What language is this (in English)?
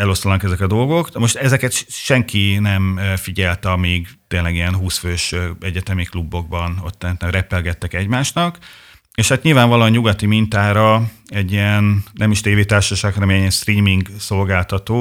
Hungarian